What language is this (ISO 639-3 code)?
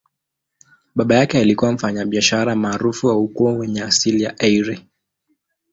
swa